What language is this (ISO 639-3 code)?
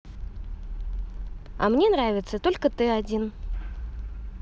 rus